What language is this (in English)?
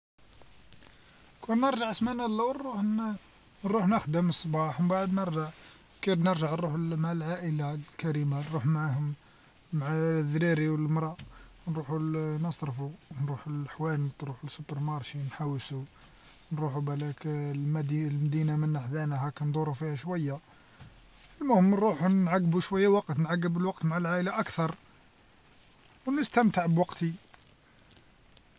Algerian Arabic